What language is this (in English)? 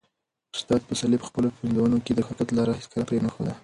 Pashto